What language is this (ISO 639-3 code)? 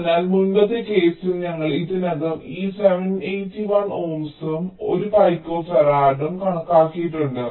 mal